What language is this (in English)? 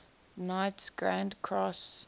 English